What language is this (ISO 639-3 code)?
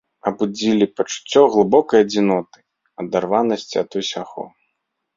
bel